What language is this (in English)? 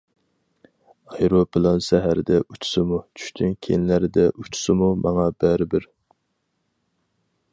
Uyghur